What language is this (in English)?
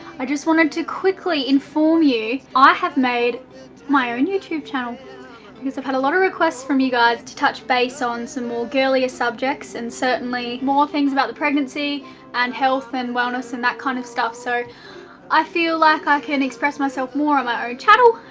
English